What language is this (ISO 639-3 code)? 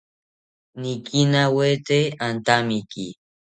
cpy